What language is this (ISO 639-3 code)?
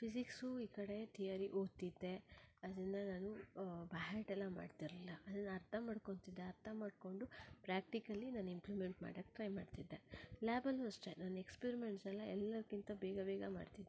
kan